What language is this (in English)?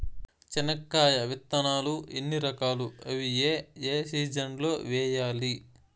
Telugu